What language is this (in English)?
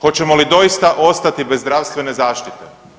Croatian